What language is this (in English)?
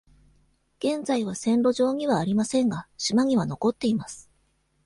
Japanese